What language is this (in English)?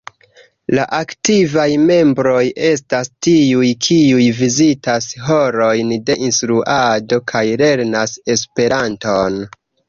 Esperanto